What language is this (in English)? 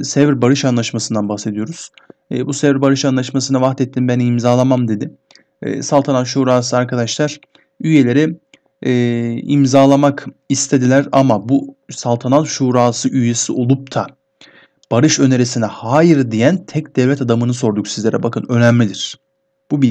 Turkish